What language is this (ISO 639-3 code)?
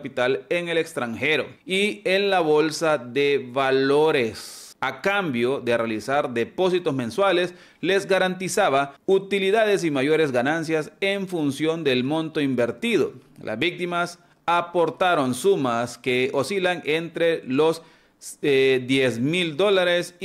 spa